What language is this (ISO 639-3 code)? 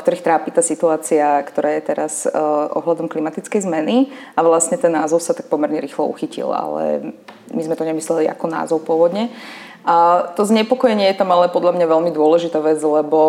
slk